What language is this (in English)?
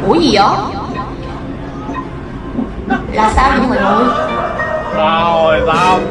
Vietnamese